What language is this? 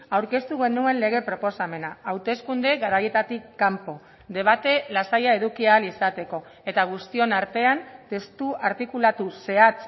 Basque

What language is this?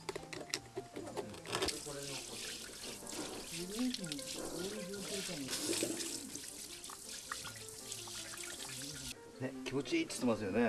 Japanese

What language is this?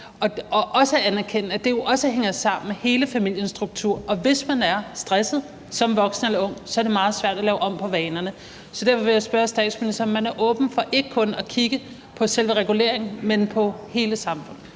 Danish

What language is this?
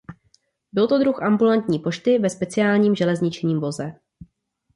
Czech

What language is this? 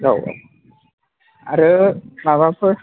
Bodo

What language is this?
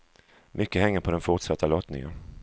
Swedish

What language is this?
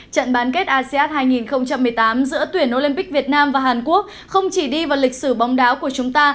Vietnamese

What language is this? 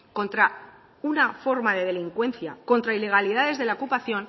Spanish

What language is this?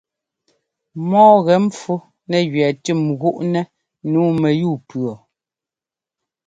Ngomba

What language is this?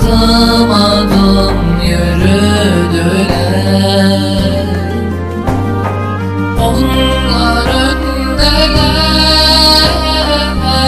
Turkish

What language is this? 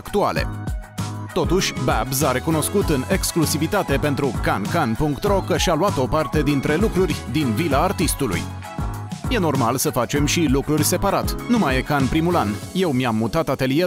Romanian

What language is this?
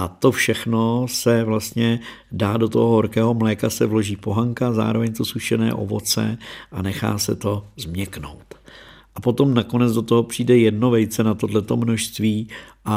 Czech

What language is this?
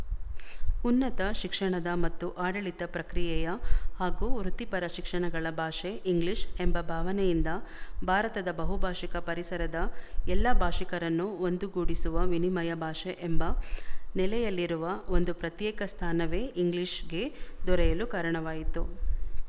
Kannada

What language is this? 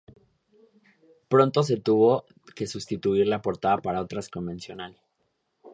Spanish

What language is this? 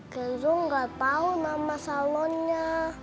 Indonesian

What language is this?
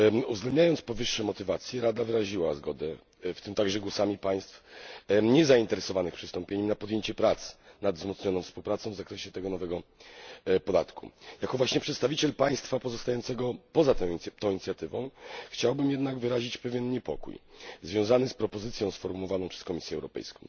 Polish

